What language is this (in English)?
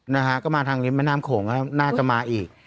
Thai